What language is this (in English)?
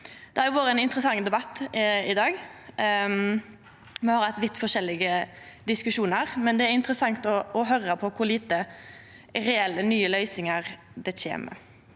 Norwegian